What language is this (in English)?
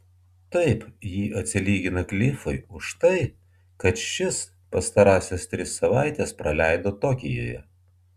Lithuanian